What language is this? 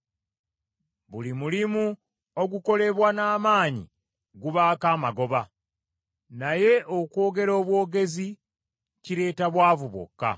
Ganda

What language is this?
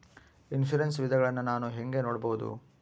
Kannada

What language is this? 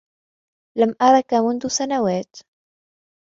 Arabic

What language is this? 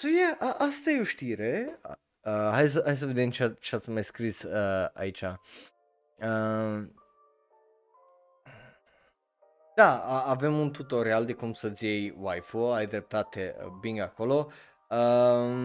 Romanian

